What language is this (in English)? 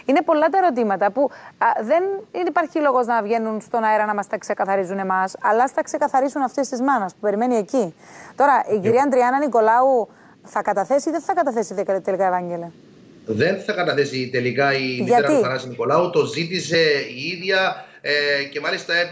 Greek